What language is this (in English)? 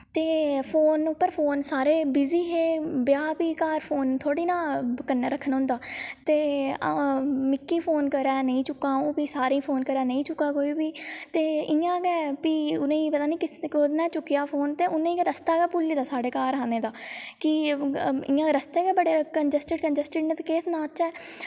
Dogri